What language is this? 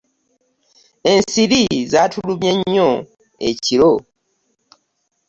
Ganda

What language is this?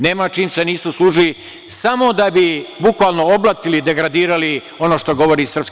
Serbian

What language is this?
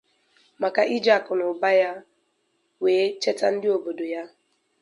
Igbo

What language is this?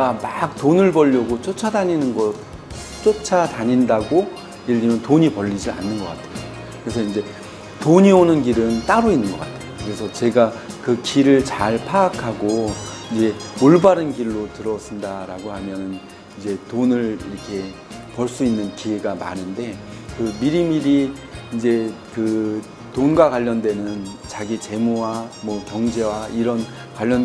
Korean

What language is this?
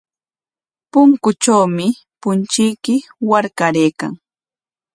Corongo Ancash Quechua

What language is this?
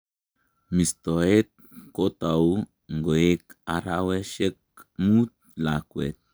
Kalenjin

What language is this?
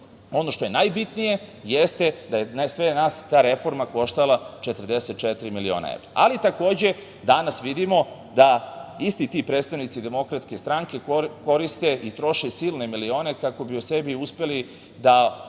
Serbian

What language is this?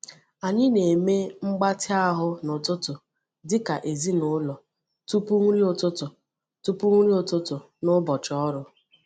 Igbo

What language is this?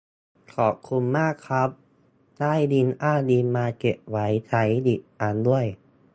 Thai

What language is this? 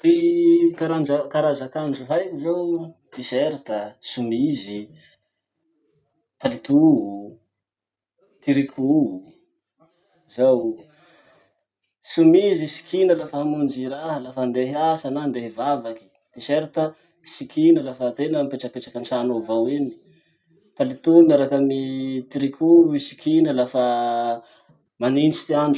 Masikoro Malagasy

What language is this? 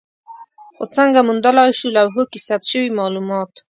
Pashto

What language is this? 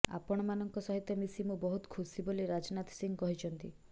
Odia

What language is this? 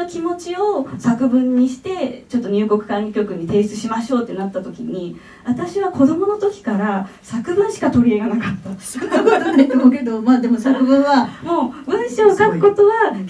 Japanese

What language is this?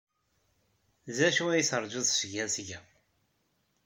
Kabyle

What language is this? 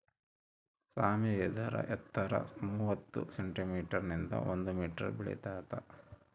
Kannada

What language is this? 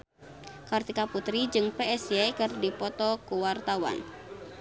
Sundanese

